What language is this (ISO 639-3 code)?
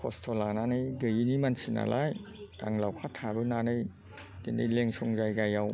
brx